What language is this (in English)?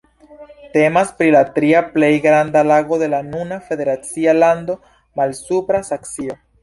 Esperanto